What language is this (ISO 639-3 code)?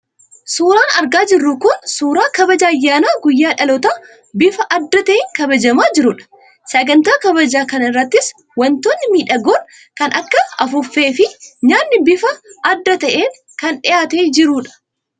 orm